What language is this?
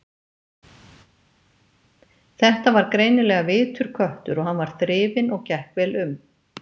Icelandic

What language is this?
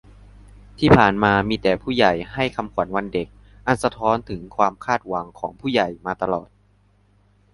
Thai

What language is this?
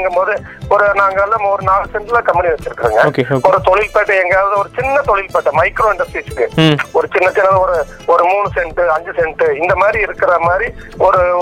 Tamil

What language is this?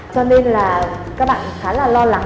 Vietnamese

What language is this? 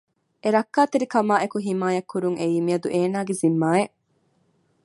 Divehi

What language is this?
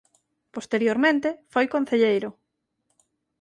Galician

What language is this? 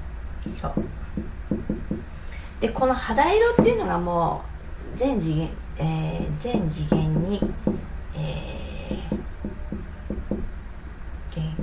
Japanese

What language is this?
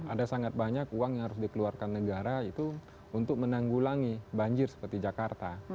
Indonesian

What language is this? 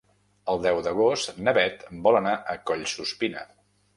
Catalan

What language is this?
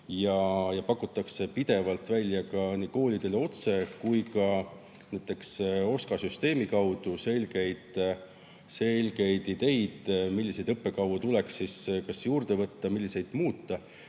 Estonian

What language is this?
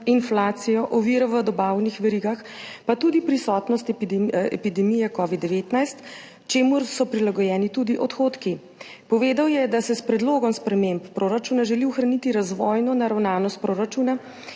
Slovenian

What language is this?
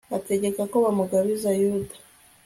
Kinyarwanda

